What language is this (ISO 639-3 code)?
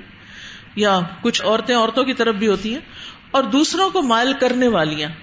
urd